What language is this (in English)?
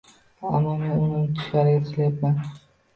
Uzbek